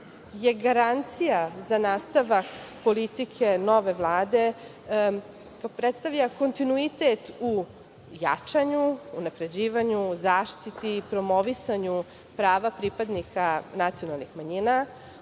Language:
Serbian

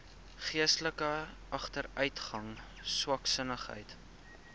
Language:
Afrikaans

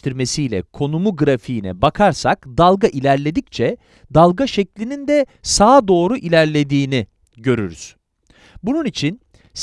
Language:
Turkish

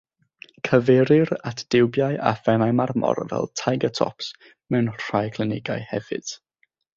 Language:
Welsh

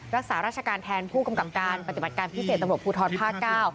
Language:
Thai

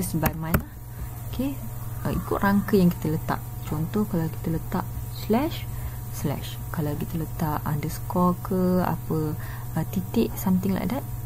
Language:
Malay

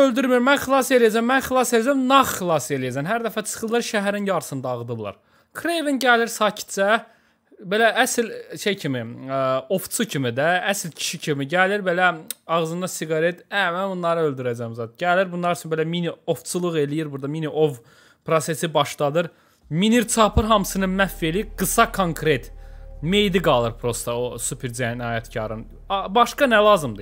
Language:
Turkish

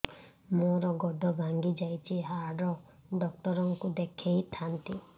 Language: Odia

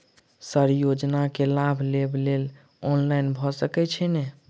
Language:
Maithili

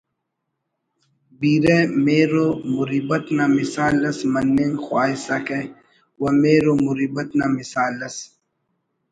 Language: Brahui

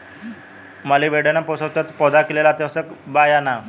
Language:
Bhojpuri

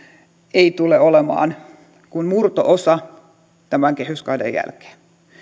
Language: Finnish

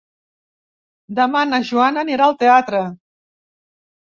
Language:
Catalan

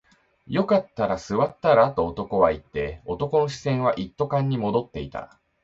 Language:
Japanese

